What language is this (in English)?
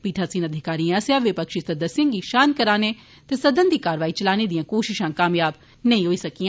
Dogri